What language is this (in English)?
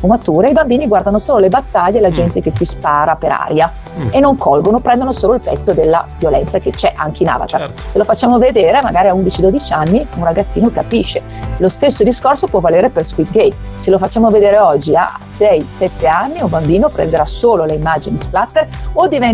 Italian